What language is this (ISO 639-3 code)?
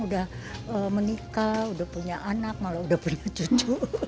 ind